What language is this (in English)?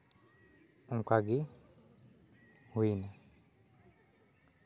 Santali